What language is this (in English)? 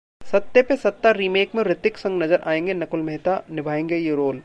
Hindi